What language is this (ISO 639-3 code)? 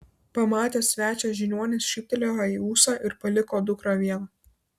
lit